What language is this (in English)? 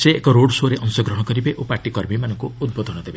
Odia